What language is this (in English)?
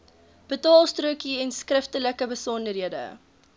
Afrikaans